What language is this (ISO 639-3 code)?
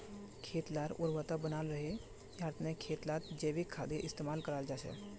mag